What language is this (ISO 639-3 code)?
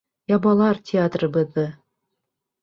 bak